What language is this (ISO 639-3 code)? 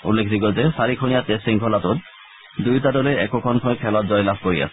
asm